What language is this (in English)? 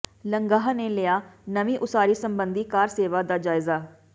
Punjabi